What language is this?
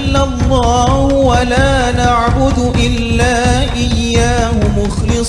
Arabic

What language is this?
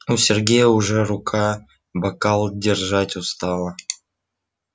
Russian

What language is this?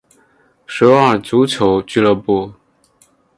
Chinese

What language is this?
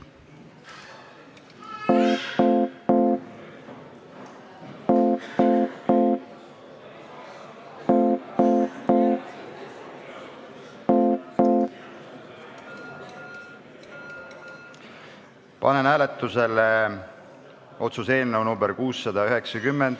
Estonian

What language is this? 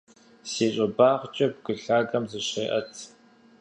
Kabardian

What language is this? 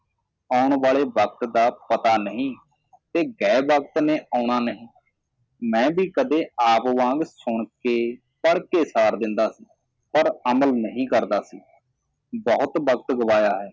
Punjabi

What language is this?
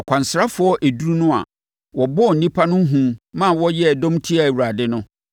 Akan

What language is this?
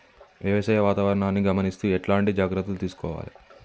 Telugu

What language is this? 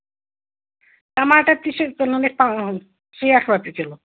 Kashmiri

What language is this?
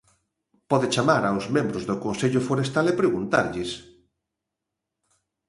Galician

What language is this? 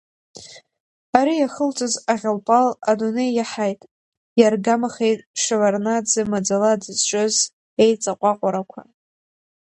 Abkhazian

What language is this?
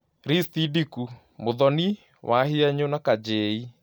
Kikuyu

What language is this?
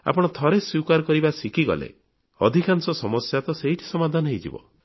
Odia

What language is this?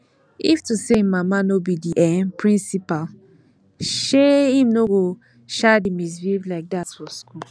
Nigerian Pidgin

